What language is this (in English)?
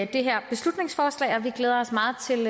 Danish